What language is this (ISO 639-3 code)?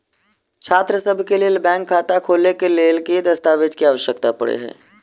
mai